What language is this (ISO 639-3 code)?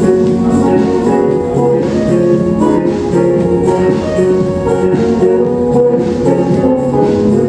ukr